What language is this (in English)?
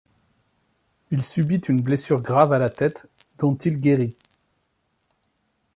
French